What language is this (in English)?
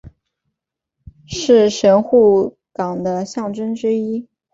Chinese